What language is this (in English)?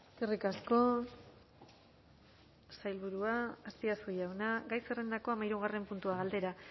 Basque